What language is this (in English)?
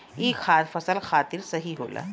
Bhojpuri